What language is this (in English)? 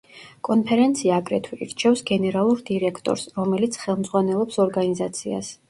Georgian